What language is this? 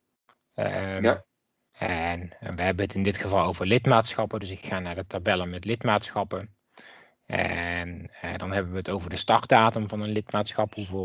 Dutch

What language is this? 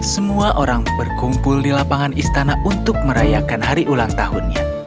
Indonesian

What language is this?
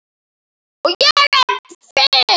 Icelandic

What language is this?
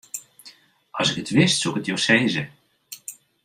Western Frisian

